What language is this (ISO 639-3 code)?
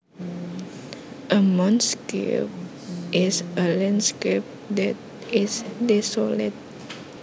jav